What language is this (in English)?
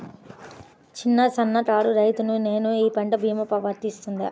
Telugu